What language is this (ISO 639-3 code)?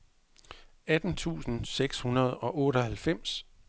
dan